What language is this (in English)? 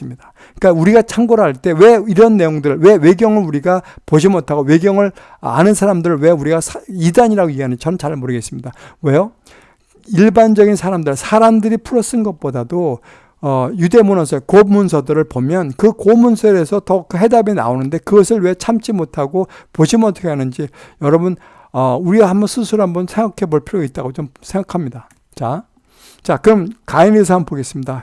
Korean